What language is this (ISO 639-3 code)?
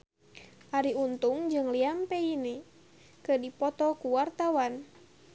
sun